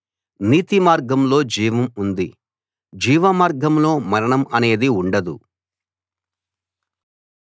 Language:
Telugu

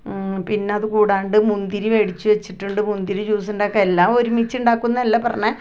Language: Malayalam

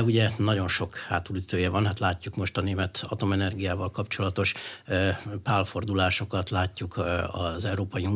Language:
Hungarian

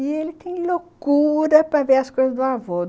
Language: Portuguese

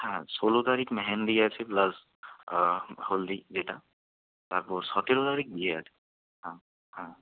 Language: Bangla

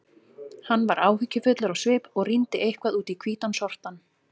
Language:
Icelandic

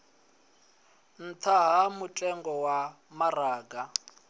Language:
Venda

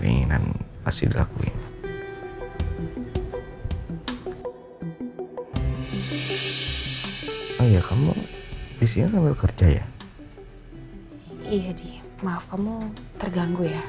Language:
Indonesian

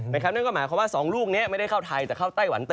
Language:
Thai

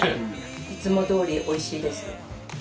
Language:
Japanese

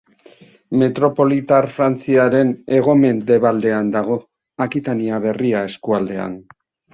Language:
Basque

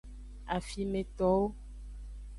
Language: Aja (Benin)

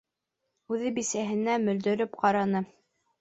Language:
Bashkir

